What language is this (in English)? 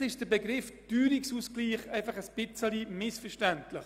Swiss German